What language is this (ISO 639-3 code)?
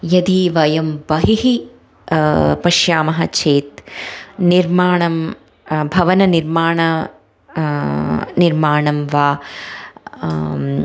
san